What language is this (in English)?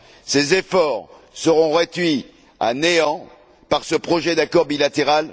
French